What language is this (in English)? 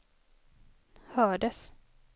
Swedish